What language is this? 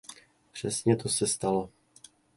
Czech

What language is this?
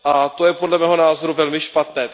Czech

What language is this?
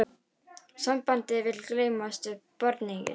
Icelandic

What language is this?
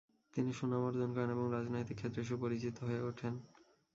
Bangla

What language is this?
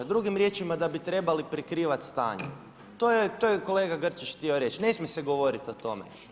Croatian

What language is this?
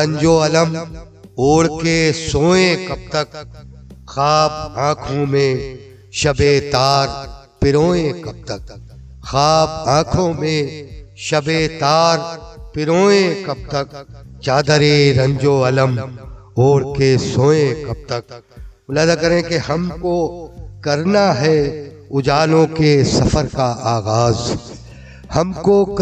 Urdu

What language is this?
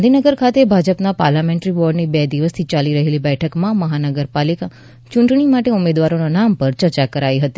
Gujarati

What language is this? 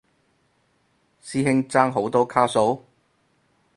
Cantonese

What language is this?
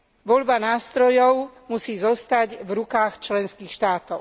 Slovak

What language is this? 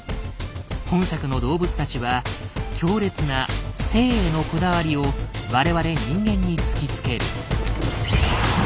Japanese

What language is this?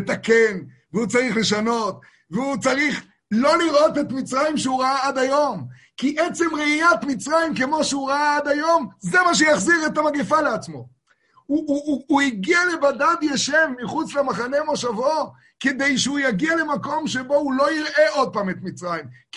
Hebrew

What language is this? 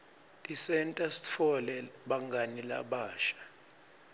Swati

